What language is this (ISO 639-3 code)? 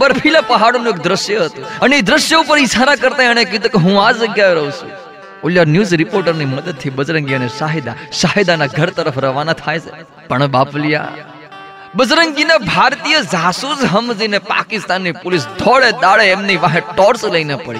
hin